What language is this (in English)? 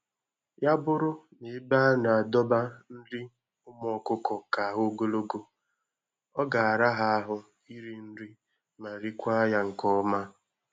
Igbo